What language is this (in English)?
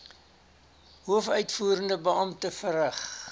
Afrikaans